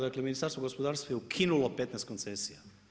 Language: Croatian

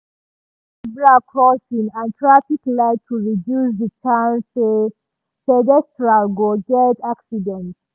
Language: Nigerian Pidgin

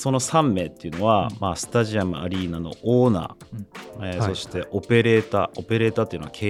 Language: Japanese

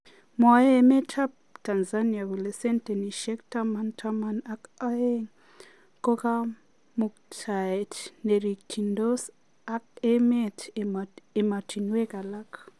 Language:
Kalenjin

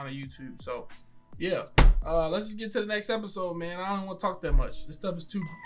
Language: English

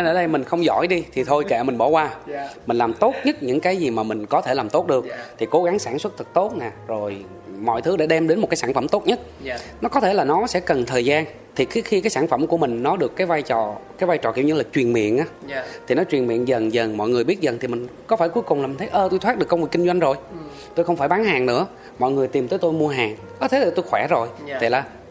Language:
Vietnamese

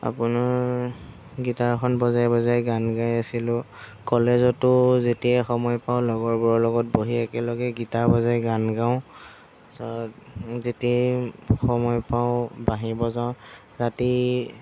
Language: Assamese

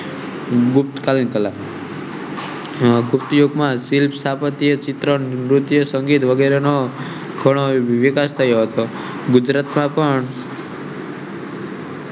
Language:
Gujarati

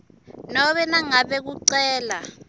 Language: Swati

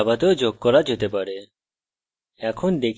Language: Bangla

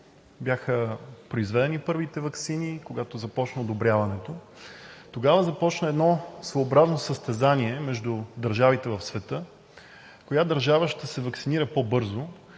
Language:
Bulgarian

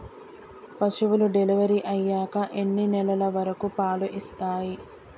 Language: Telugu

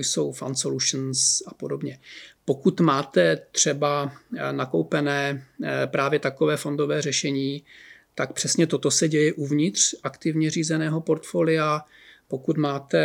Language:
Czech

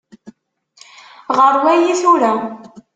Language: Kabyle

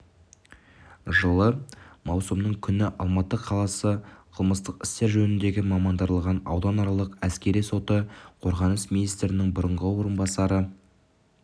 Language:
Kazakh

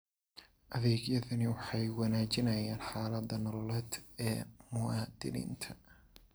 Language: Somali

